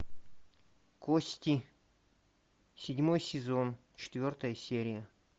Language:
Russian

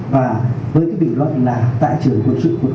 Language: Vietnamese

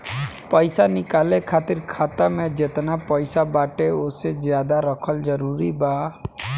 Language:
Bhojpuri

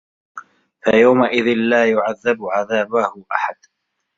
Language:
Arabic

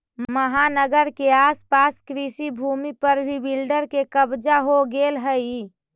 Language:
Magahi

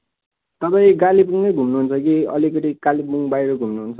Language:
Nepali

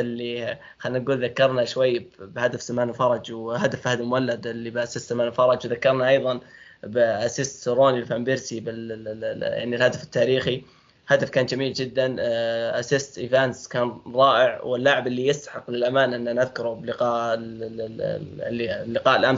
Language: Arabic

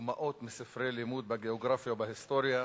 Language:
Hebrew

